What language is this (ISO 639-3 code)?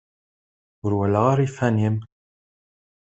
kab